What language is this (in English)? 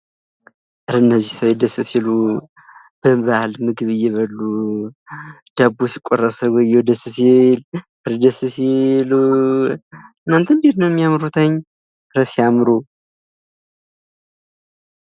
Amharic